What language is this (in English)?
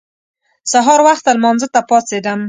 Pashto